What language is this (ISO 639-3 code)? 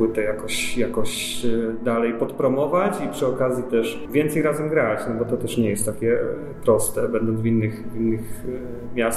pol